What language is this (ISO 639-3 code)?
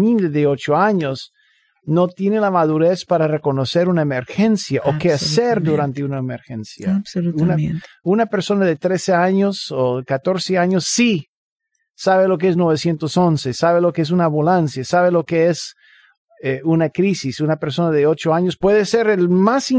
spa